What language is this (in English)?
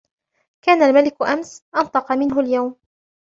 Arabic